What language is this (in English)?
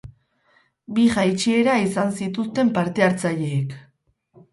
Basque